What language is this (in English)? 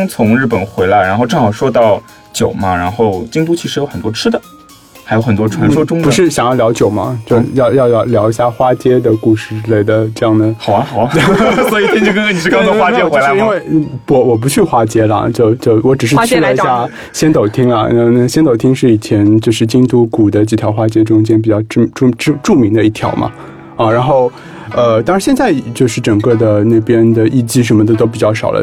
Chinese